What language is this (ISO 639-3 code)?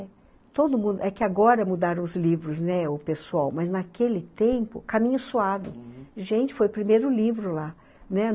por